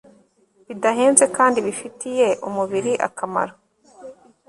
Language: Kinyarwanda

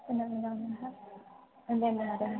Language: Sanskrit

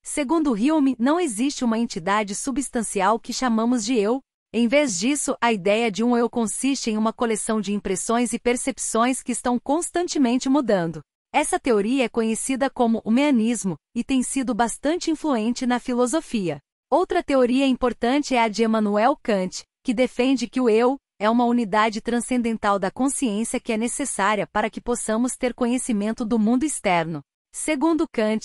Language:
Portuguese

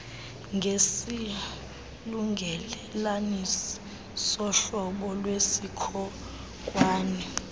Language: Xhosa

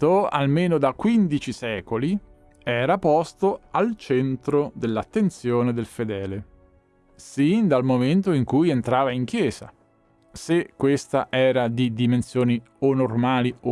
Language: Italian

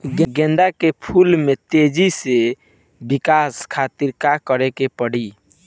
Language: Bhojpuri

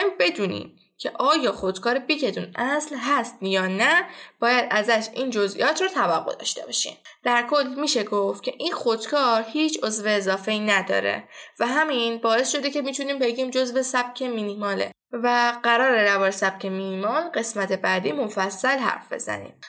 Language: Persian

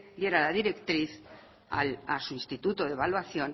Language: Spanish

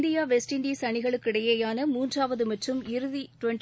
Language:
Tamil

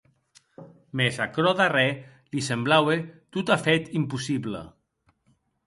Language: Occitan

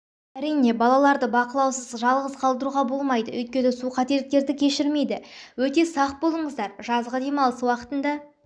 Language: Kazakh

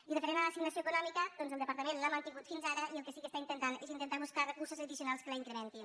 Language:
Catalan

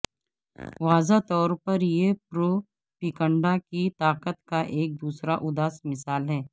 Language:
Urdu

